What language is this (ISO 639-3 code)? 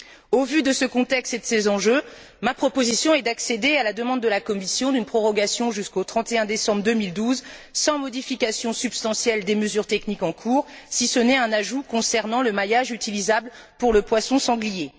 fra